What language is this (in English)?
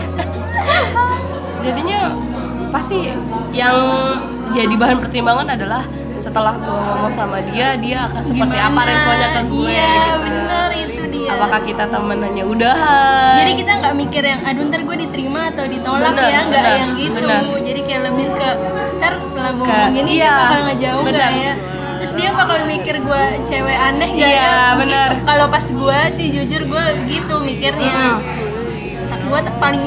Indonesian